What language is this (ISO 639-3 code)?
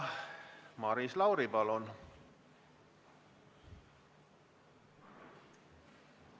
est